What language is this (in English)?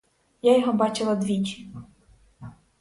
Ukrainian